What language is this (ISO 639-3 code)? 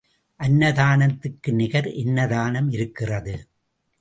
tam